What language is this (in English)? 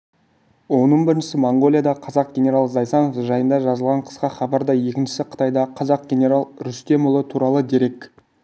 Kazakh